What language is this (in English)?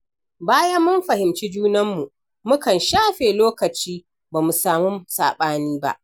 Hausa